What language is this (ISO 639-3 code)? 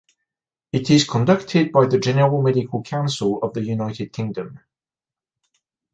eng